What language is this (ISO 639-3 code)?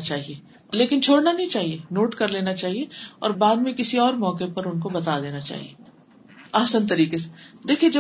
urd